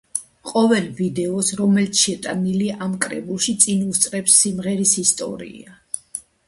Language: Georgian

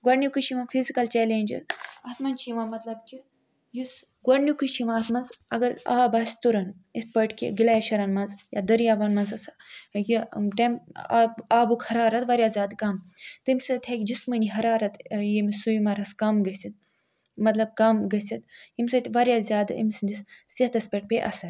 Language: Kashmiri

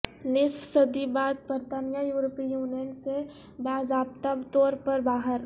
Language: Urdu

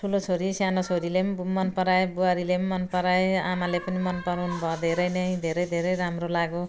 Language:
Nepali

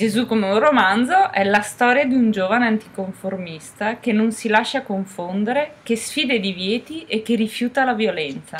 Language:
Italian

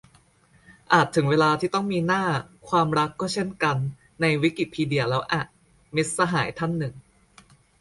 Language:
Thai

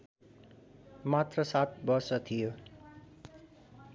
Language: Nepali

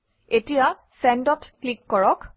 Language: Assamese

